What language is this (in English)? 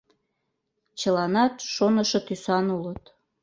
Mari